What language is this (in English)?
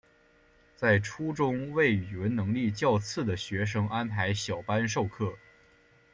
Chinese